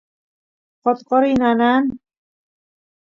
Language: Santiago del Estero Quichua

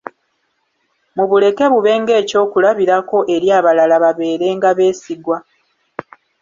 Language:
Ganda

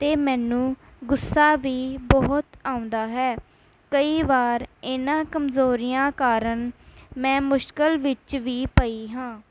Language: Punjabi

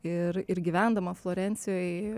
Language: Lithuanian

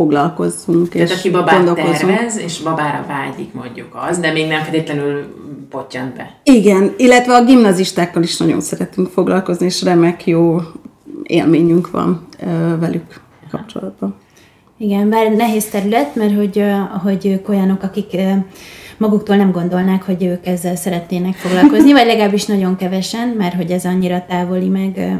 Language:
Hungarian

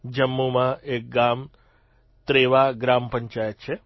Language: Gujarati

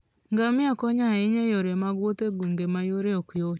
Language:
Luo (Kenya and Tanzania)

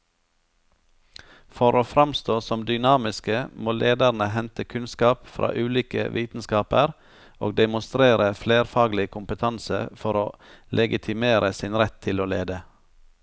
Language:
Norwegian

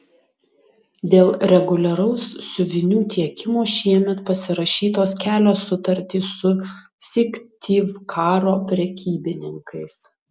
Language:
Lithuanian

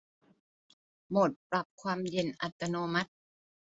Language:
Thai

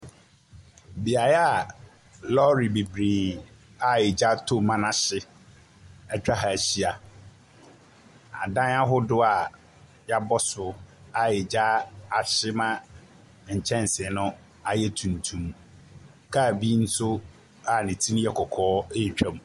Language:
Akan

